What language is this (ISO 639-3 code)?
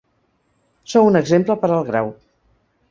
cat